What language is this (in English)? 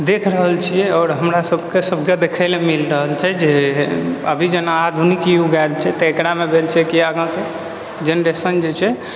Maithili